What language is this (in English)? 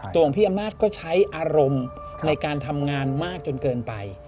Thai